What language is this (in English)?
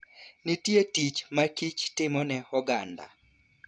Luo (Kenya and Tanzania)